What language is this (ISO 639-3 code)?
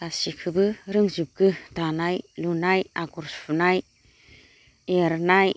brx